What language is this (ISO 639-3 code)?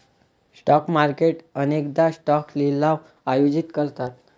mar